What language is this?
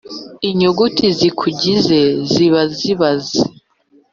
Kinyarwanda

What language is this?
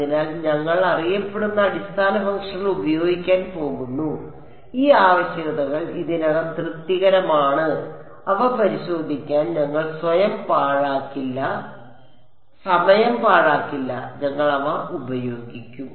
Malayalam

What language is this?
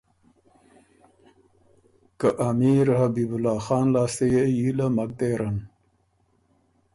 Ormuri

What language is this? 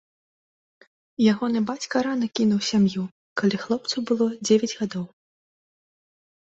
Belarusian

